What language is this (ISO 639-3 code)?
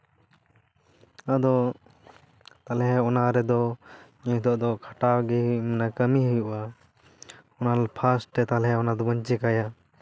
sat